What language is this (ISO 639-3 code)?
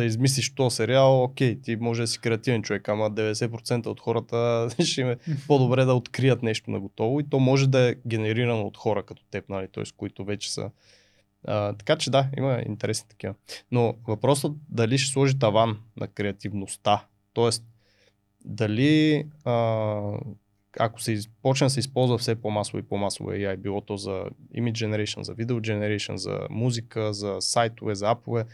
bul